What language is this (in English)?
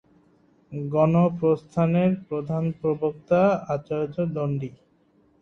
Bangla